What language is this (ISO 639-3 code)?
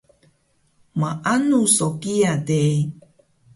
trv